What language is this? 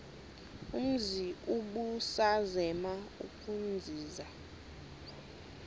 Xhosa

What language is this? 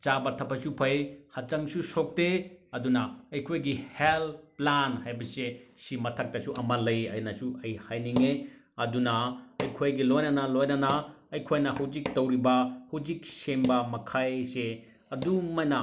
Manipuri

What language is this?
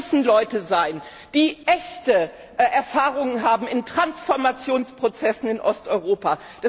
German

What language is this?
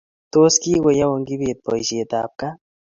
Kalenjin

